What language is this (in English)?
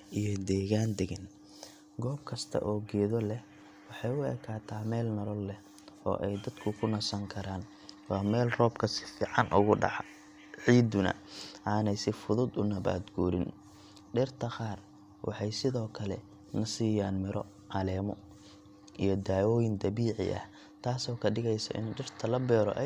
Somali